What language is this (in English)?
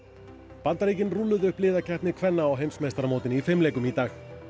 Icelandic